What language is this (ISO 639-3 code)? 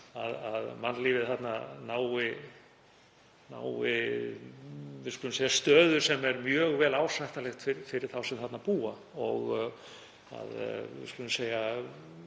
isl